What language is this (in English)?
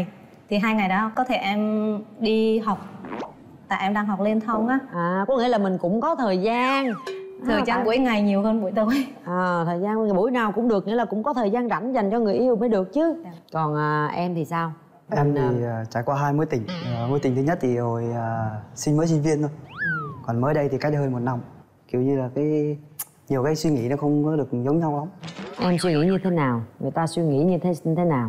Vietnamese